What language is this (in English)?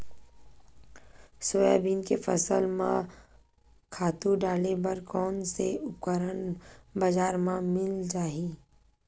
Chhattisgarhi